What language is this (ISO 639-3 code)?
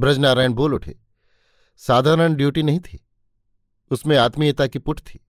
hin